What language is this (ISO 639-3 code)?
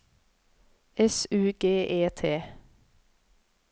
nor